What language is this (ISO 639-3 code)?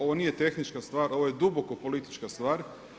hrv